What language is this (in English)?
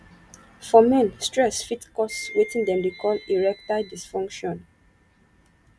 Nigerian Pidgin